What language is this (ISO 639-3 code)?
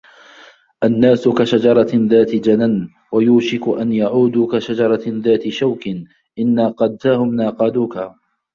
ara